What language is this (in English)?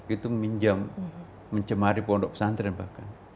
Indonesian